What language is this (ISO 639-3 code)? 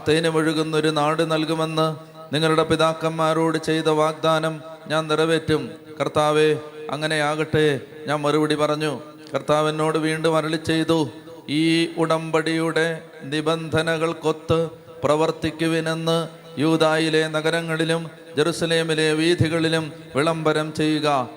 mal